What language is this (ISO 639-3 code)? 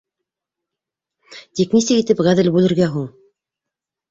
bak